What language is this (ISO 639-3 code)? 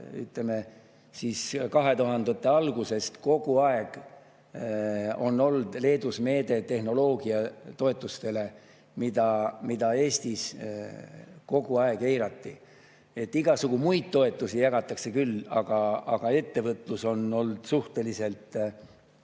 est